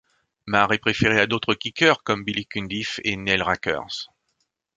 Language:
French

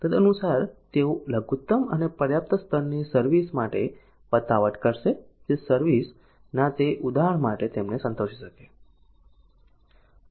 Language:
Gujarati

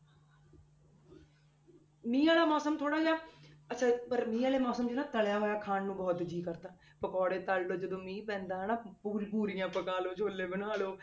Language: Punjabi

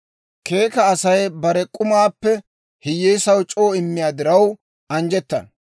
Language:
Dawro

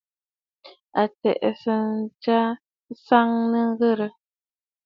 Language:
Bafut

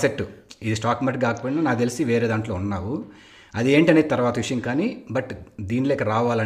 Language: Telugu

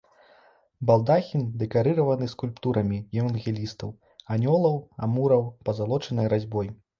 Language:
Belarusian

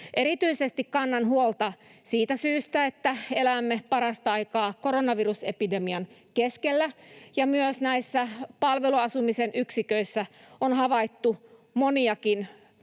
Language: Finnish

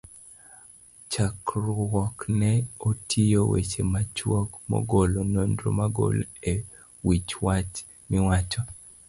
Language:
Luo (Kenya and Tanzania)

